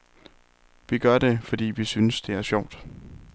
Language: Danish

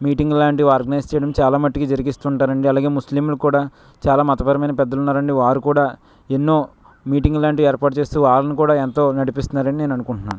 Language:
Telugu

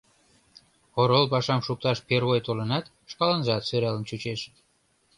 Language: Mari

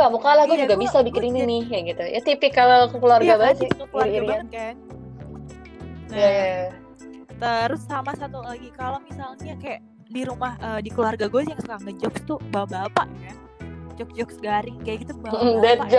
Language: Indonesian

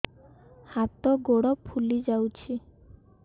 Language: Odia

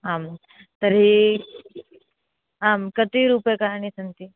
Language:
Sanskrit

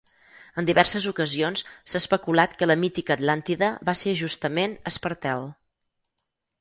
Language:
Catalan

